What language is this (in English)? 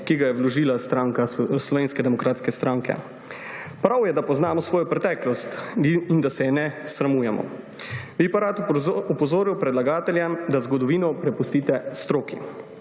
Slovenian